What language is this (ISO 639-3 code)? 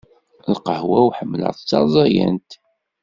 kab